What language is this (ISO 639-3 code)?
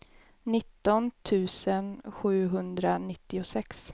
swe